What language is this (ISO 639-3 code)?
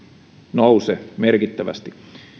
fin